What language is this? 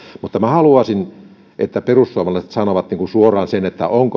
Finnish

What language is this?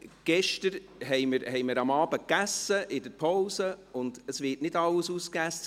Swiss German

